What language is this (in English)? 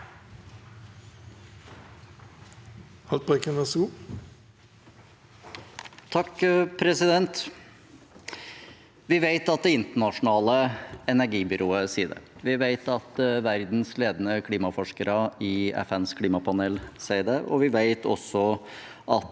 Norwegian